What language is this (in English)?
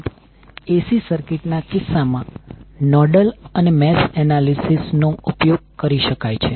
Gujarati